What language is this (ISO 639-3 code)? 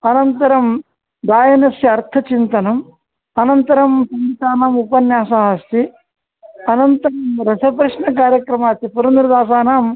san